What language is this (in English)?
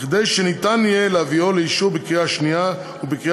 Hebrew